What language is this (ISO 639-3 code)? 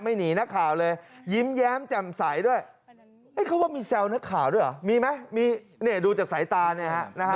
tha